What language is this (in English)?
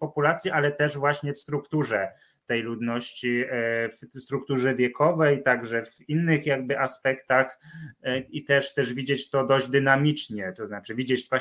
Polish